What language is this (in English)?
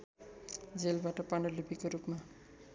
Nepali